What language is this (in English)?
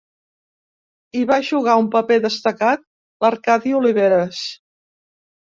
Catalan